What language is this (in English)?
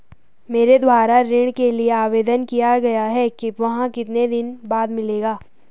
Hindi